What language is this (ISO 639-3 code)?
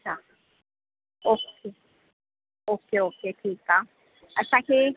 snd